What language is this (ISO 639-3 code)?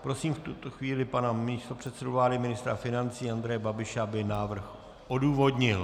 ces